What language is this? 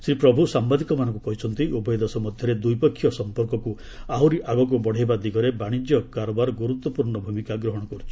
Odia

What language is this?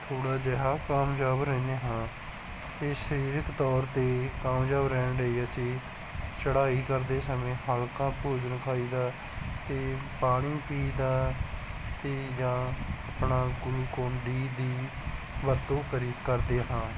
Punjabi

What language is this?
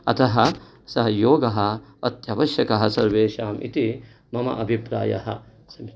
Sanskrit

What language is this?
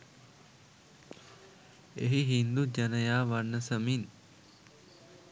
Sinhala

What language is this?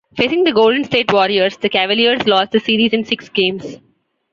English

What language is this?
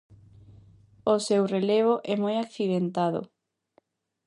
Galician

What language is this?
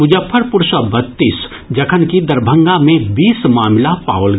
Maithili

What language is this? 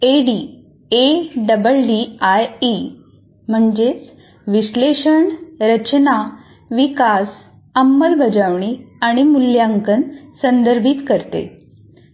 Marathi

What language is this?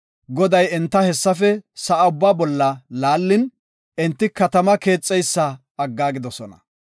Gofa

